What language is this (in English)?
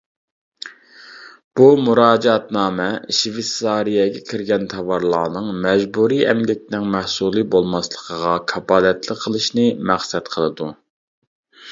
Uyghur